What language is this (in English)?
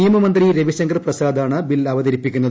Malayalam